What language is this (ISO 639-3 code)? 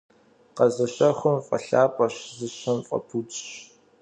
kbd